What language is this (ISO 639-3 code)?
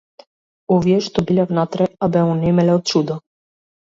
mkd